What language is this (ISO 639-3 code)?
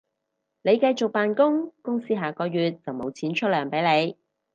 yue